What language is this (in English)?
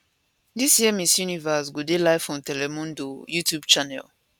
Nigerian Pidgin